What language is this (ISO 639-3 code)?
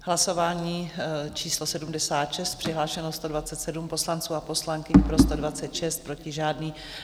ces